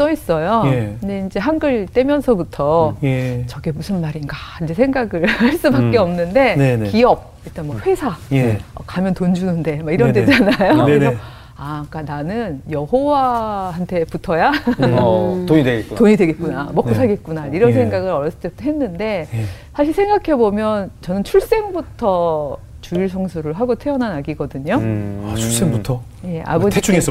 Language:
Korean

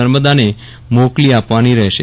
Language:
Gujarati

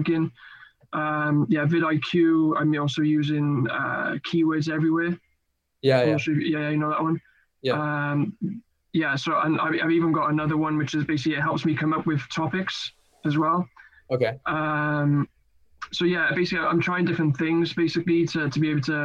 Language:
English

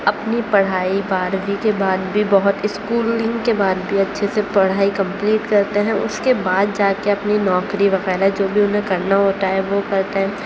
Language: Urdu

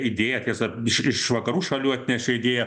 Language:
Lithuanian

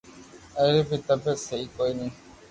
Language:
Loarki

